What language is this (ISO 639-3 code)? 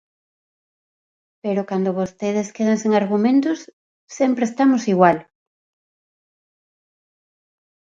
glg